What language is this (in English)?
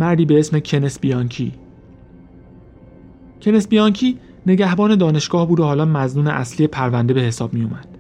Persian